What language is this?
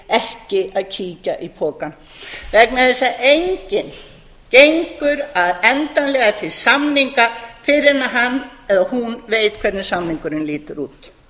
Icelandic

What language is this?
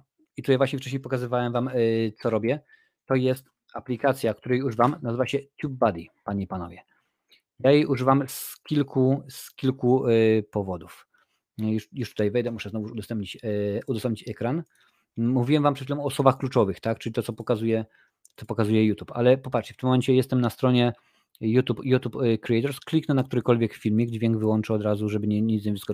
Polish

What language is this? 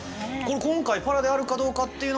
Japanese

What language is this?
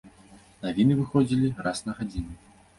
Belarusian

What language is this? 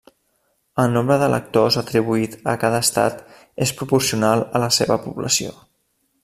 Catalan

